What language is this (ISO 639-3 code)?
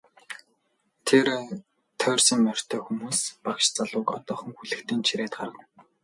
mon